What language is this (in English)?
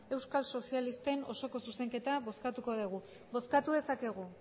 Basque